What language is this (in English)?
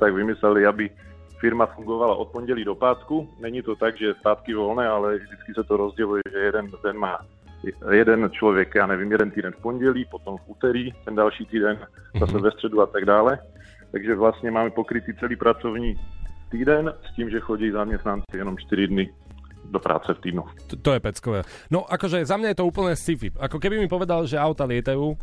Slovak